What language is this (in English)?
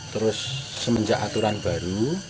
Indonesian